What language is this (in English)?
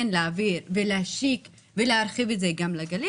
Hebrew